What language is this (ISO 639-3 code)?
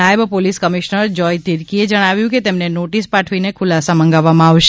guj